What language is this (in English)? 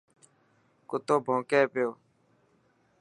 Dhatki